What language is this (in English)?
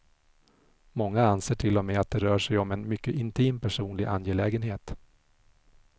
Swedish